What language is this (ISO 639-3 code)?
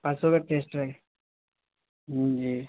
urd